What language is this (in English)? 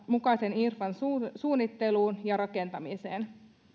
Finnish